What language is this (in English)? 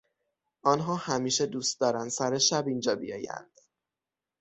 Persian